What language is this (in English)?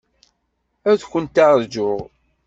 Kabyle